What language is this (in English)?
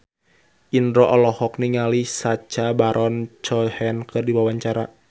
Sundanese